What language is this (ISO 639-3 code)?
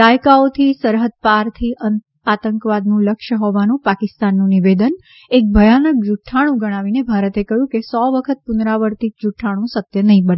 guj